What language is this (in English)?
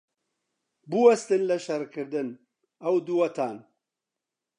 Central Kurdish